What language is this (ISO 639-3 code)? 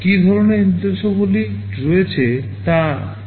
ben